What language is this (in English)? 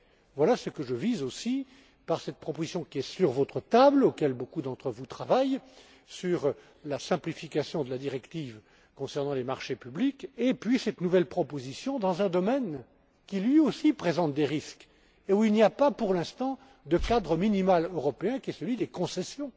French